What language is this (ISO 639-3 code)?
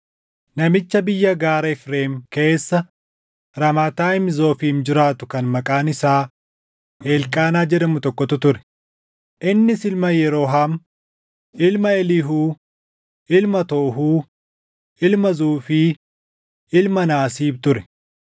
orm